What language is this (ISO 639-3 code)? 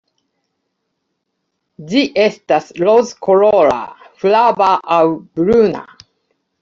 epo